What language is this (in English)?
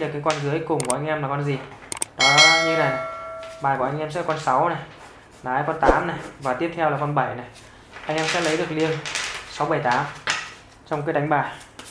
Vietnamese